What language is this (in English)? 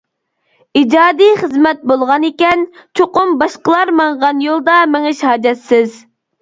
Uyghur